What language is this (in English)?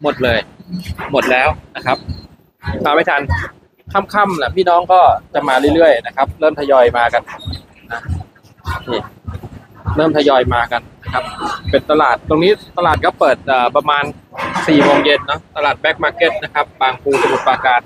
Thai